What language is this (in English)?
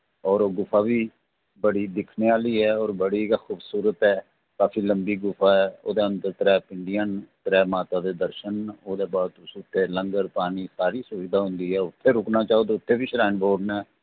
Dogri